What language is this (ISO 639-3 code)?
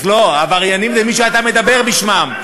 heb